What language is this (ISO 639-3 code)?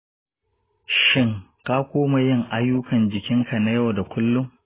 hau